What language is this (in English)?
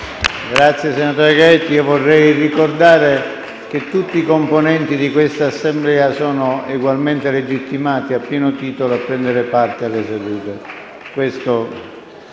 Italian